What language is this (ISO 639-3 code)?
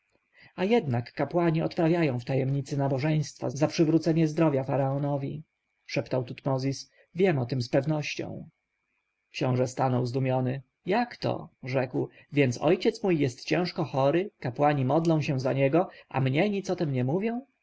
pol